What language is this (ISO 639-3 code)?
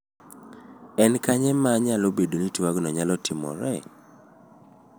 luo